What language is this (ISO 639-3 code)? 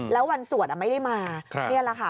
tha